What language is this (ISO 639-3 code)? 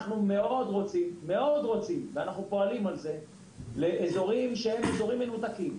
heb